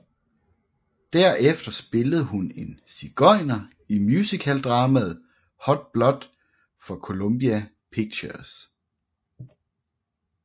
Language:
Danish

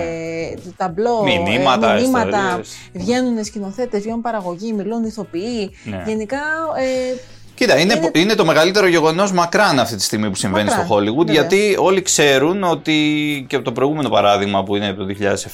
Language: Greek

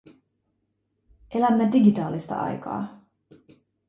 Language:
Finnish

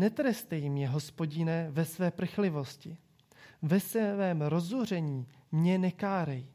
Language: Czech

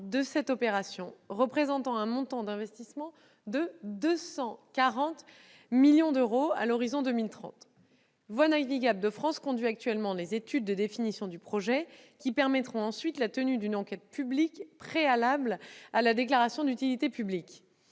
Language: French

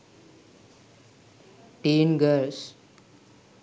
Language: Sinhala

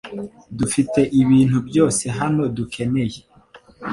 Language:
Kinyarwanda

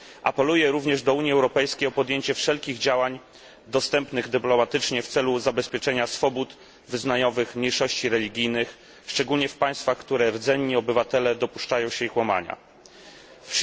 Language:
Polish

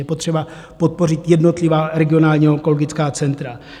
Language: Czech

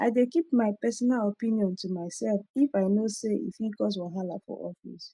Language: Nigerian Pidgin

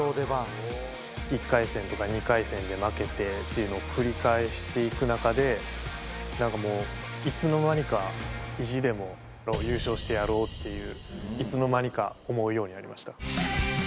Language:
Japanese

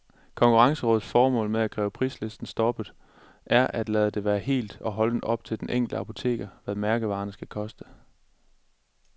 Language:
Danish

